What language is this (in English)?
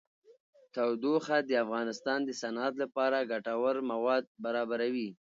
Pashto